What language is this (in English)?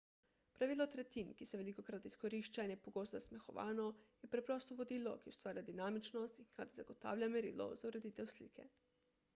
Slovenian